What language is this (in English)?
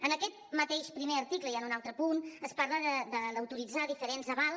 Catalan